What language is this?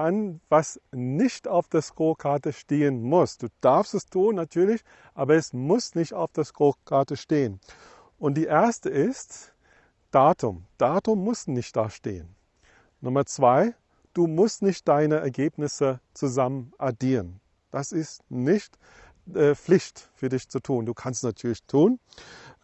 German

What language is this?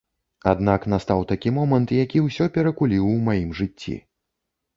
Belarusian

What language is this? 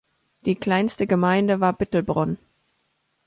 German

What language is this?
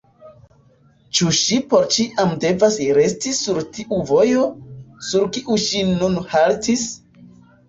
Esperanto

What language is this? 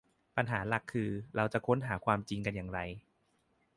Thai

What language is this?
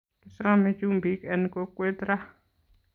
Kalenjin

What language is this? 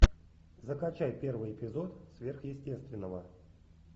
Russian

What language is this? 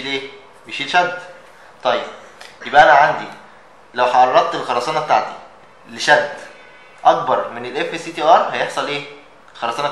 Arabic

